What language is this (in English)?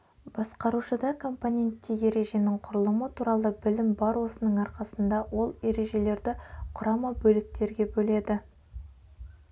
Kazakh